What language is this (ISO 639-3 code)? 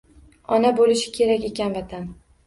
uzb